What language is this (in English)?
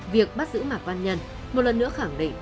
Vietnamese